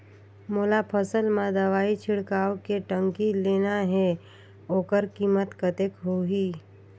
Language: Chhattisgarhi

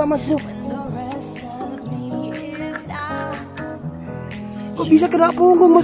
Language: Indonesian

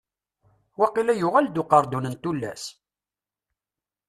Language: Kabyle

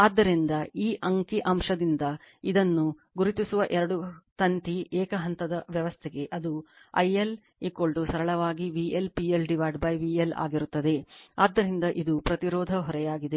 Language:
Kannada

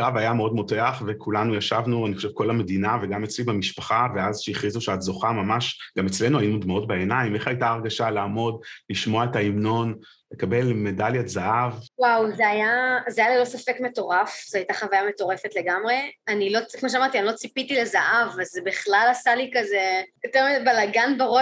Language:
Hebrew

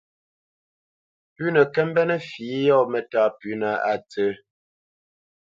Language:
Bamenyam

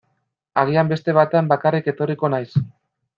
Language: Basque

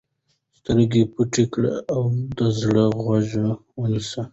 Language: Pashto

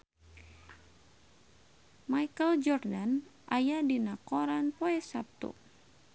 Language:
Sundanese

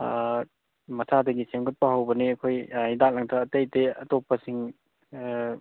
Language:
Manipuri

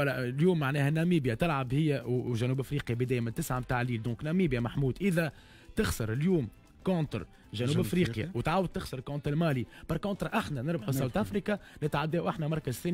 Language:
Arabic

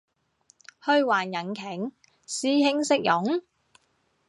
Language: Cantonese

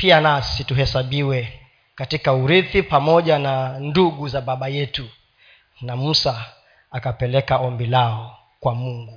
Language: Swahili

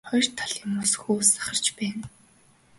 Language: Mongolian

